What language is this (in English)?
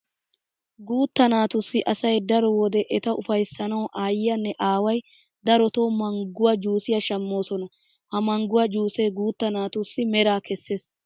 Wolaytta